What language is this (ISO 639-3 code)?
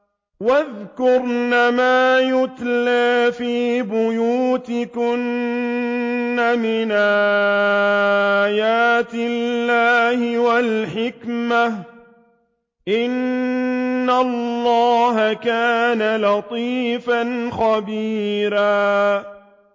ara